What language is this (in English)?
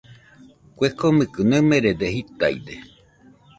Nüpode Huitoto